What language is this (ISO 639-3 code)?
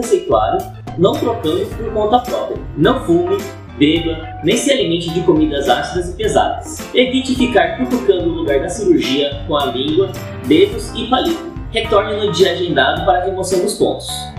por